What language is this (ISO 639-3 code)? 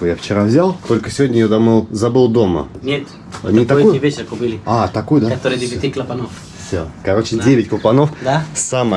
rus